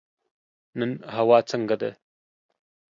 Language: Pashto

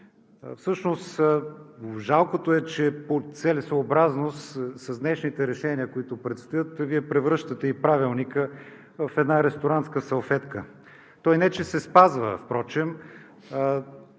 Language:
Bulgarian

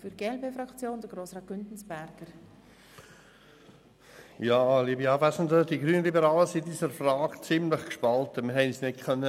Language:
Swiss German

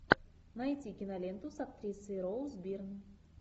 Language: Russian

